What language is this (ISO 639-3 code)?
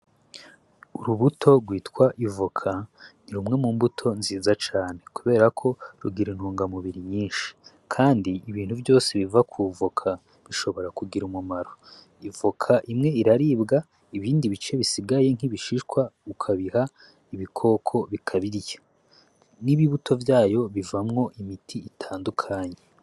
run